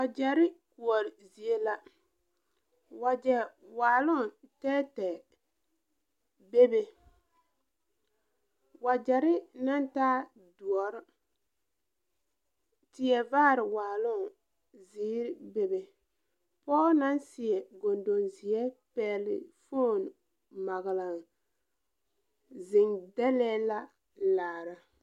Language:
Southern Dagaare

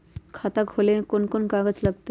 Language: Magahi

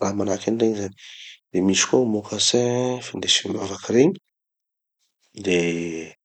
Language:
Tanosy Malagasy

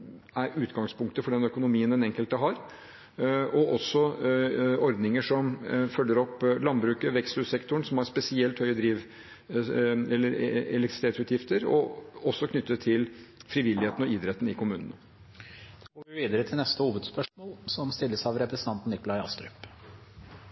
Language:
Norwegian Bokmål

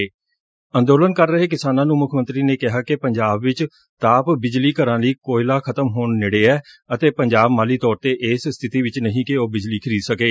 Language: Punjabi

